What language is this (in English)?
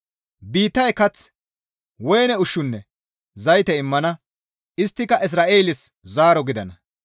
Gamo